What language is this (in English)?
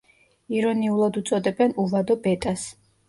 Georgian